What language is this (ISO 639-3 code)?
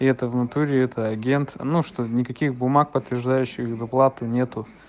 rus